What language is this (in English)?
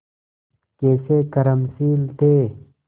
Hindi